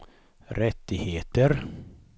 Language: Swedish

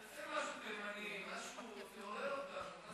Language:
Hebrew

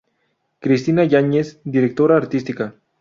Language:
Spanish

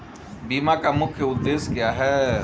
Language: Hindi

